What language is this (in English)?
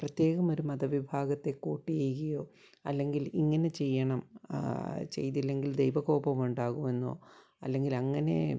Malayalam